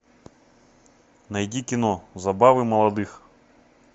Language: Russian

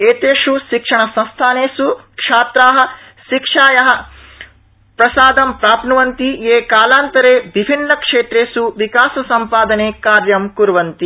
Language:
Sanskrit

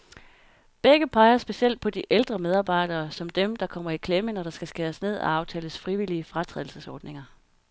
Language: Danish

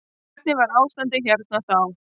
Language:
Icelandic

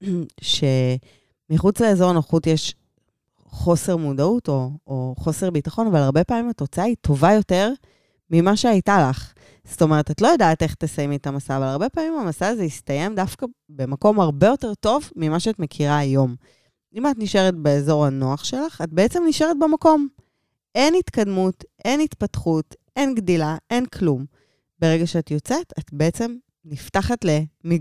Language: Hebrew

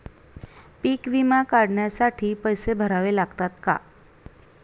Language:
Marathi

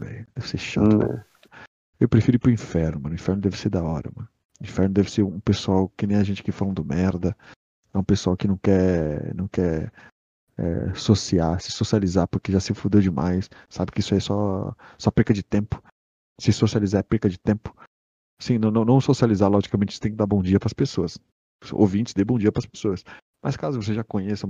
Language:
Portuguese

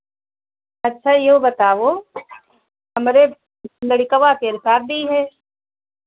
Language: Hindi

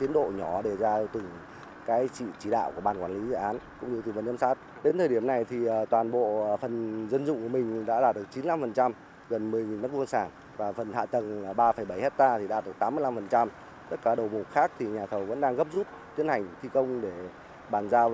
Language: Vietnamese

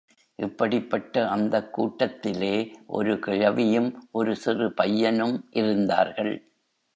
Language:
Tamil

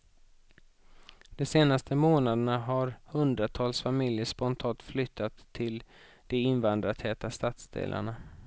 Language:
Swedish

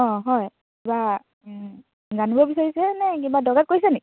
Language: Assamese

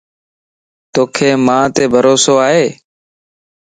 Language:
Lasi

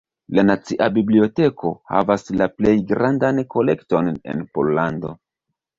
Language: Esperanto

